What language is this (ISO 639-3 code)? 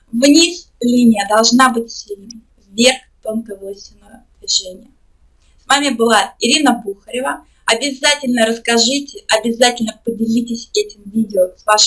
rus